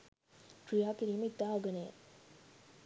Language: Sinhala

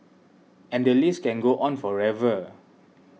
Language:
English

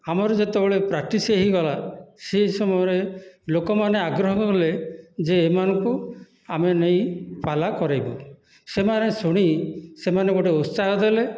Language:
Odia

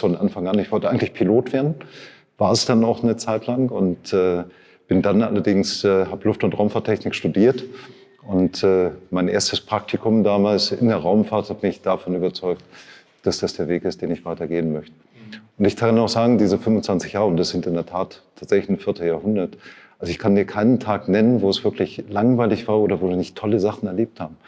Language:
German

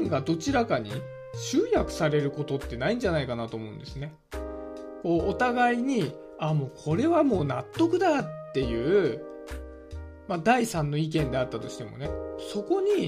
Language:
Japanese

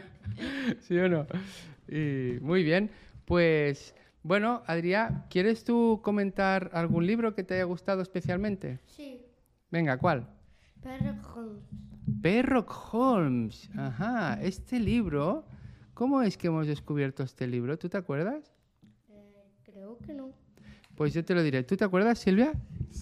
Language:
Spanish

